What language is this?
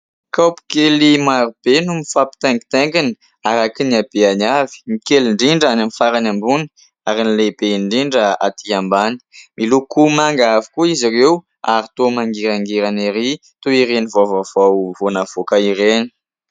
Malagasy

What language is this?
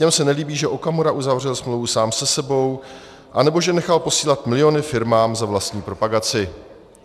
Czech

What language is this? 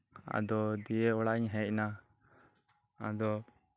Santali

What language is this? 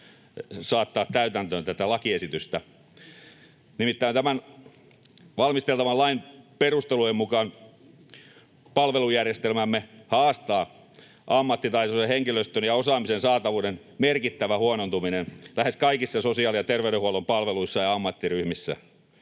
Finnish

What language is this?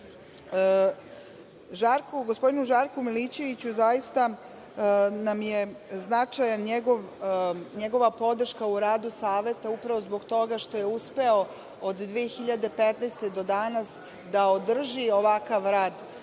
Serbian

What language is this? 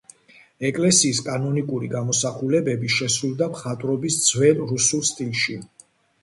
Georgian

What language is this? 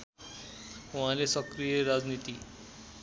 Nepali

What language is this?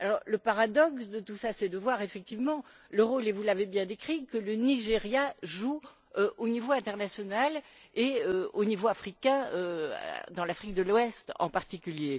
French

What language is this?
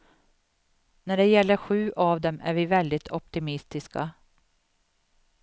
Swedish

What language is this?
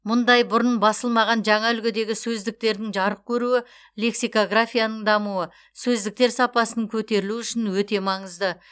Kazakh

